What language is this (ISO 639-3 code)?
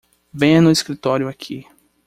por